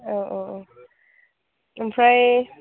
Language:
Bodo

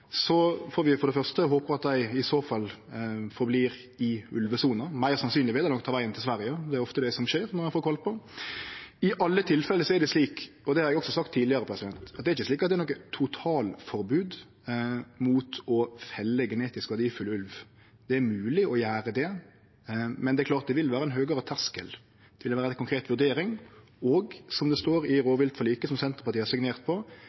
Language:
Norwegian Nynorsk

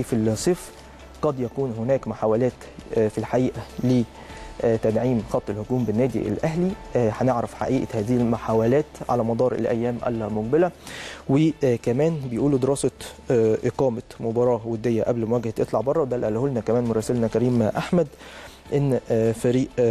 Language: Arabic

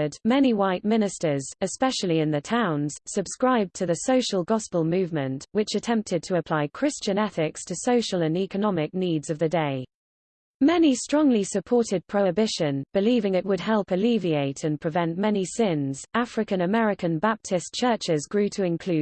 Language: English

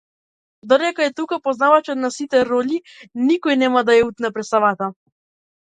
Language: Macedonian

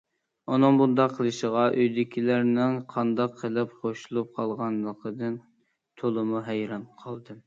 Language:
Uyghur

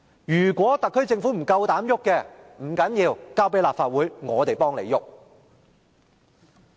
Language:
Cantonese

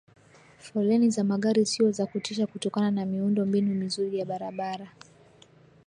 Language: Swahili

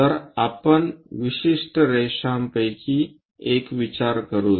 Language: Marathi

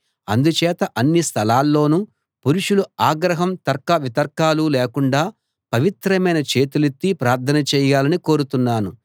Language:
Telugu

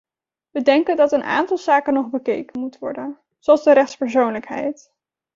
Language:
Dutch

